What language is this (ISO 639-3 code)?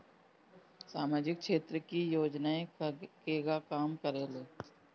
bho